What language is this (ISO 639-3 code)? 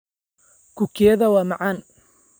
som